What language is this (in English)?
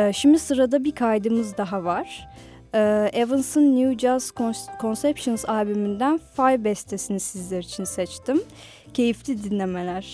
Turkish